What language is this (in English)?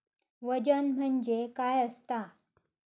Marathi